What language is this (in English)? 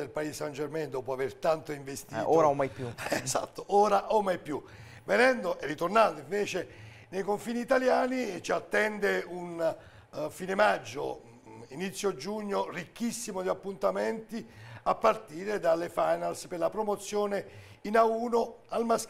Italian